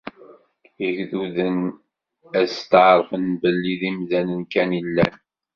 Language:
Kabyle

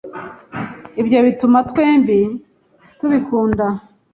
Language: Kinyarwanda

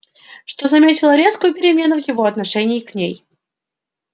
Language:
Russian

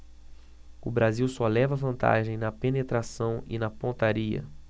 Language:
Portuguese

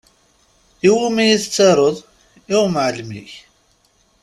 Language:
Kabyle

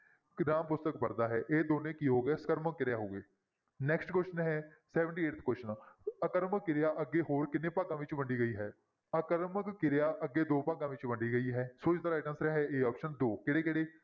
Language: Punjabi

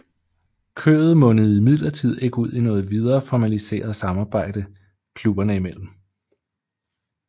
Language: Danish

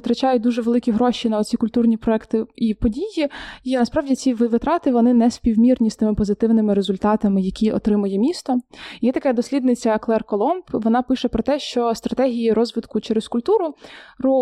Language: Ukrainian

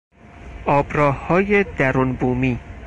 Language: Persian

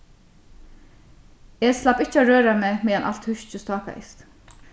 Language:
Faroese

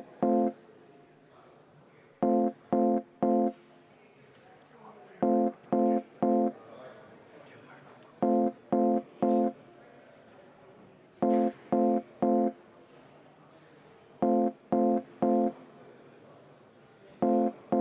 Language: Estonian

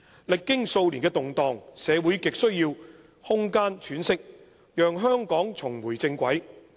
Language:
Cantonese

